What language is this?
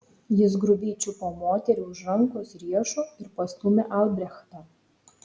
Lithuanian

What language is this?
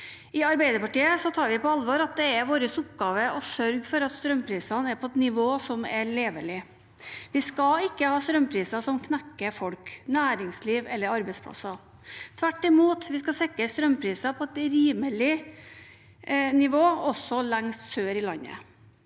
Norwegian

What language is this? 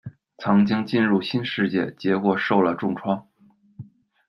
Chinese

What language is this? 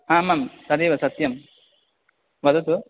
Sanskrit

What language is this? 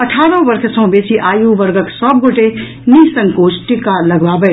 Maithili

